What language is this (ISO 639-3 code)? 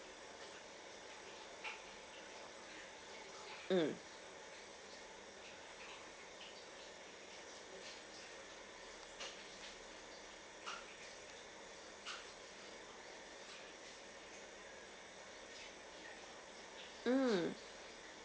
eng